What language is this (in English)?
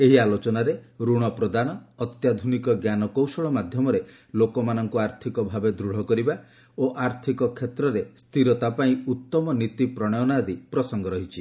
Odia